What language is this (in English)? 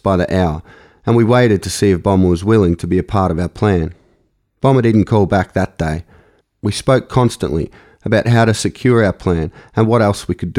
English